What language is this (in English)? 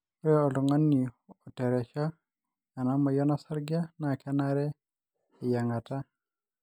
Masai